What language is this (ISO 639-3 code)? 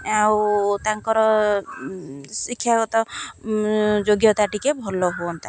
ori